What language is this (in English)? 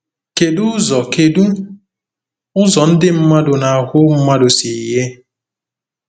Igbo